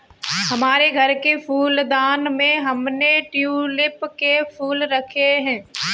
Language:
Hindi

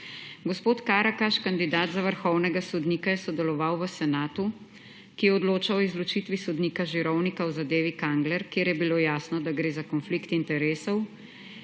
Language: Slovenian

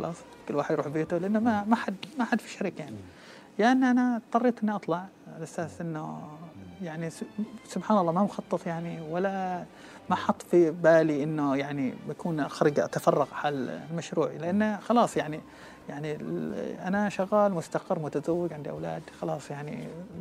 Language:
Arabic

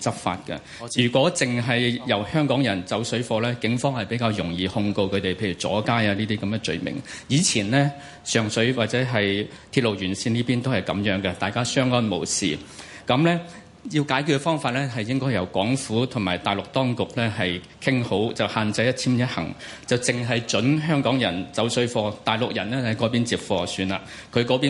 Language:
Chinese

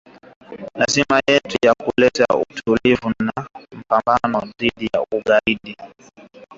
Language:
Swahili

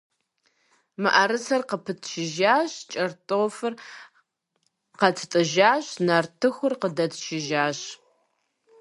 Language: Kabardian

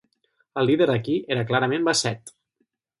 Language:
Catalan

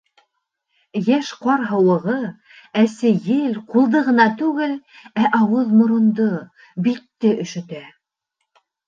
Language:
Bashkir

